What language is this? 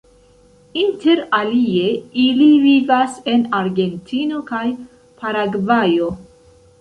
Esperanto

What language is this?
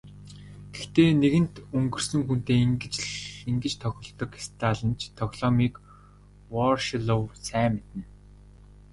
Mongolian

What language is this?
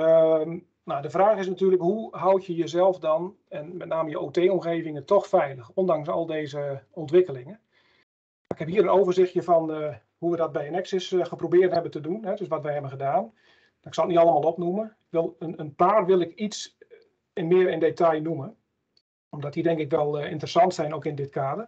Dutch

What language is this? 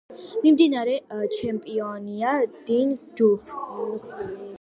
Georgian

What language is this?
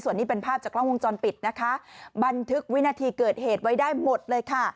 Thai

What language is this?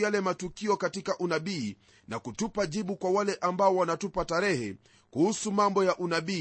Swahili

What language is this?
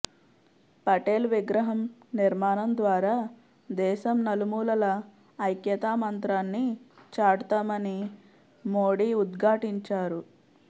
Telugu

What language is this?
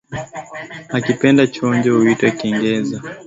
Swahili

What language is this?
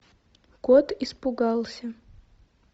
Russian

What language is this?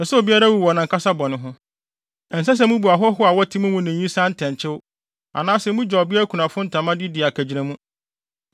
Akan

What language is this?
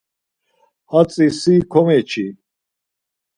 Laz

